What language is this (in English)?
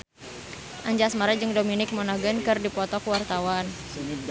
Sundanese